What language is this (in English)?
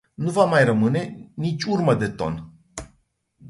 Romanian